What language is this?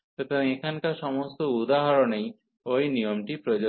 Bangla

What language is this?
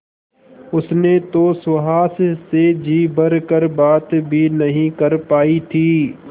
Hindi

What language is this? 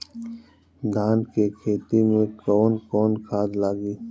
Bhojpuri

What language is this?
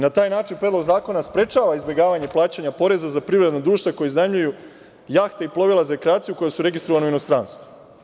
Serbian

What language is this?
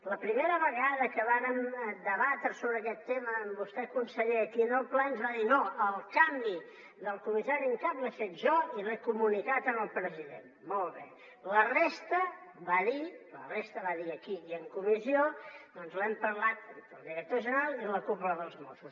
Catalan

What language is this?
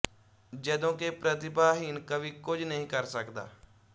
Punjabi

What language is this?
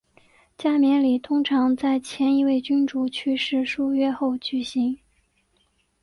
Chinese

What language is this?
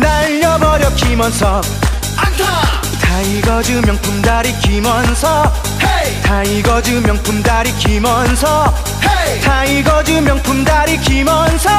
Korean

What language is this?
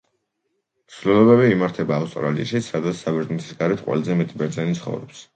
Georgian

